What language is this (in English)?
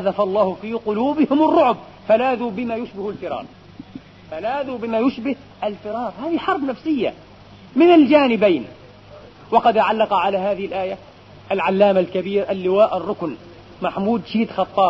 Arabic